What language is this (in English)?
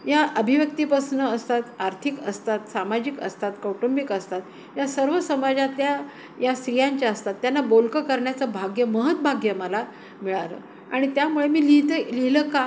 Marathi